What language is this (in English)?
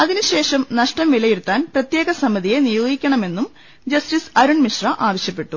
Malayalam